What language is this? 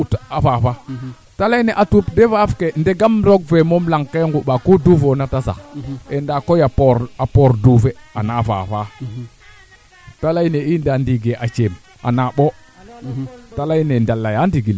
Serer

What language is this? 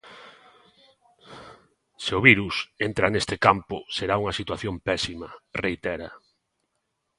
Galician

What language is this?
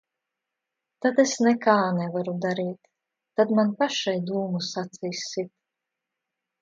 Latvian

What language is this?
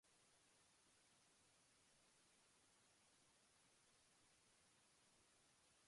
English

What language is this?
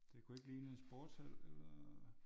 Danish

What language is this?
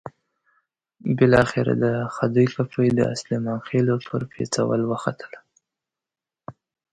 Pashto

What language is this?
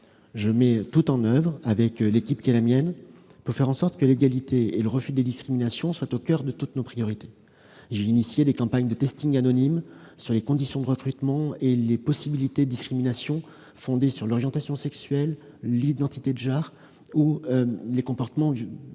French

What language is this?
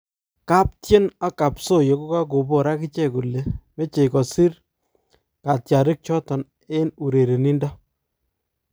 Kalenjin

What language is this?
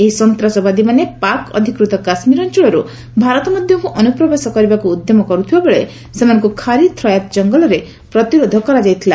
Odia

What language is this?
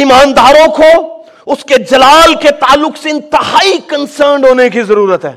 Urdu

